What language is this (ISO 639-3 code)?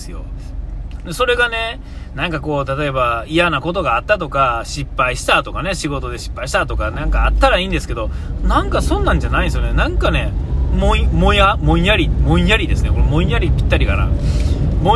jpn